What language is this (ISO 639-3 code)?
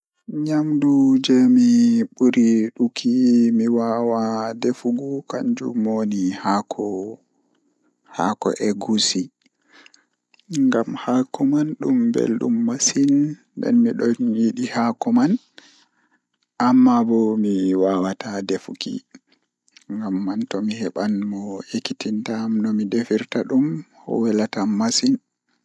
ful